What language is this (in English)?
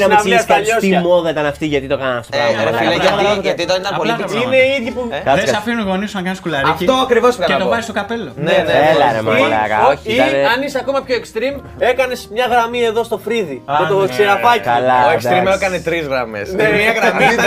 Greek